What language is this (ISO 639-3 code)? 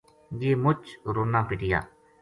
gju